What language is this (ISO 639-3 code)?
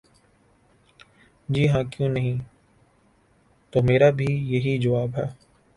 urd